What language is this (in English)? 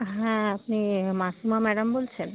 Bangla